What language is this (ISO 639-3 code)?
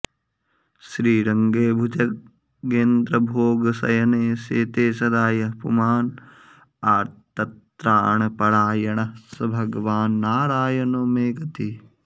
san